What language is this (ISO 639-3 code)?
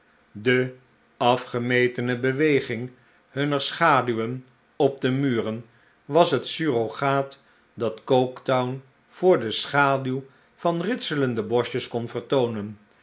nld